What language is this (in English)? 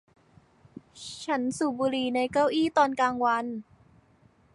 Thai